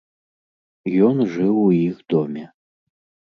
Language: Belarusian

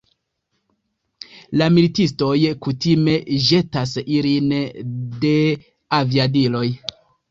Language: Esperanto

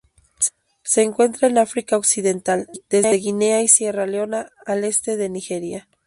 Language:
Spanish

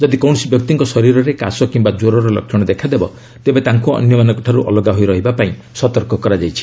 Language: Odia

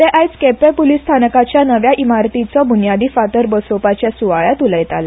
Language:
Konkani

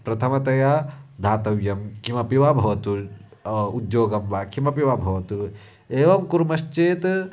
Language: Sanskrit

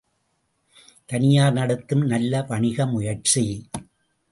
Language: Tamil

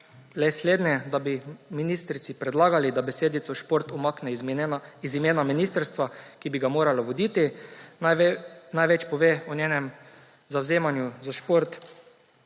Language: Slovenian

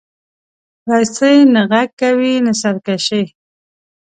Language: Pashto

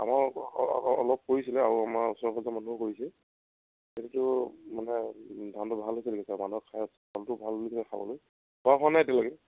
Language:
Assamese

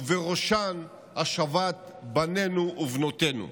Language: Hebrew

